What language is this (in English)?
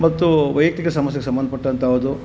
Kannada